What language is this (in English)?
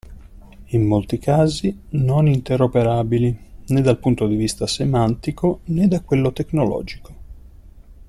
Italian